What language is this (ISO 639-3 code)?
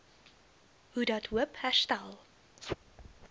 afr